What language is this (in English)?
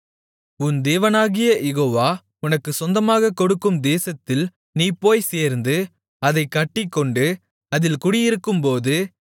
Tamil